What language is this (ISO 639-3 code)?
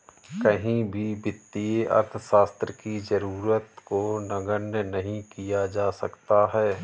hin